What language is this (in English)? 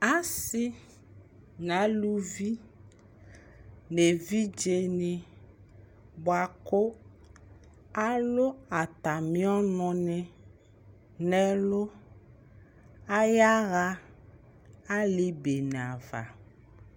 Ikposo